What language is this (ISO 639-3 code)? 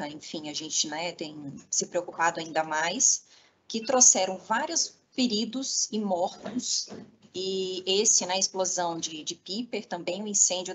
por